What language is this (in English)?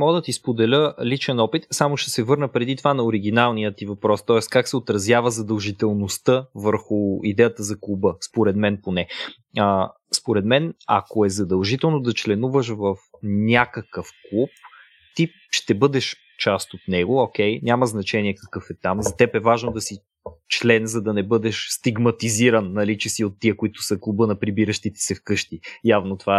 Bulgarian